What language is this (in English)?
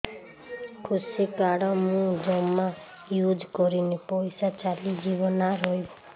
Odia